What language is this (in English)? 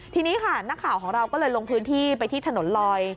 Thai